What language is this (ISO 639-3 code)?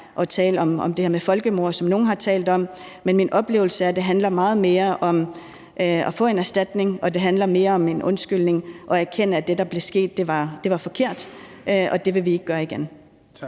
dan